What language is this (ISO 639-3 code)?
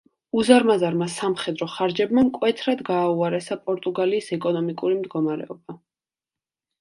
kat